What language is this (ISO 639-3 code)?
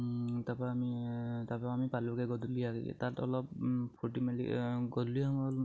asm